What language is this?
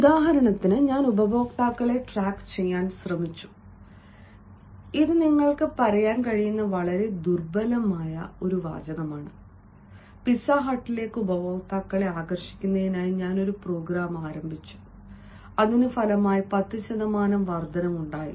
Malayalam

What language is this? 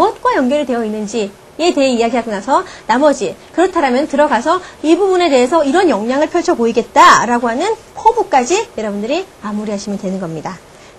Korean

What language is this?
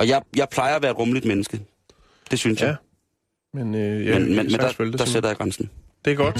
Danish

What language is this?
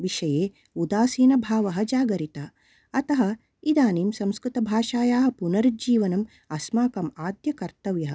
Sanskrit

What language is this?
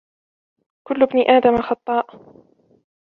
Arabic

